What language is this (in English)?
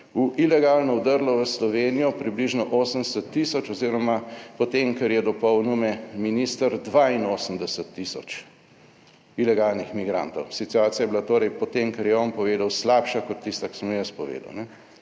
Slovenian